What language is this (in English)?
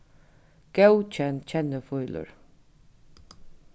Faroese